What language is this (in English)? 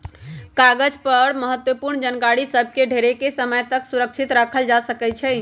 Magahi